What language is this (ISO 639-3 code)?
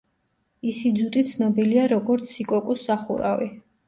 kat